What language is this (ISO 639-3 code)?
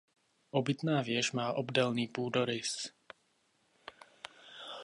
ces